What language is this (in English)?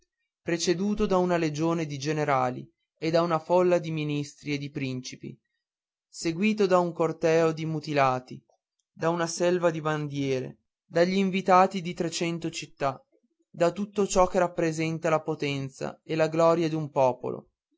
Italian